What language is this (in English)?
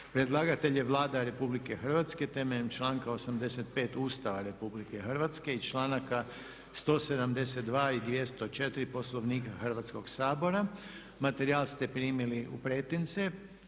Croatian